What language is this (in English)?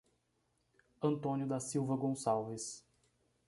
Portuguese